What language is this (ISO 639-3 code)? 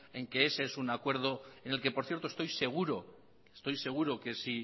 spa